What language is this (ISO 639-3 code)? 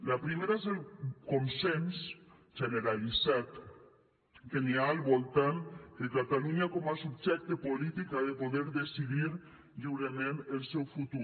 cat